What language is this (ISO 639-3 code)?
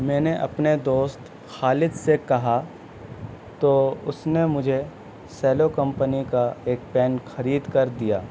urd